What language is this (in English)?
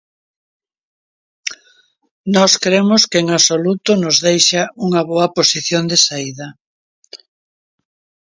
Galician